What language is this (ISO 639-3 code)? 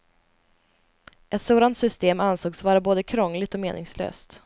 swe